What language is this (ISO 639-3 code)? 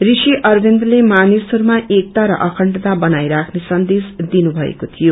nep